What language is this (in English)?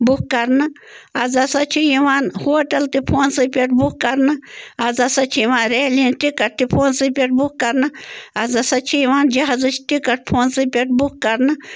Kashmiri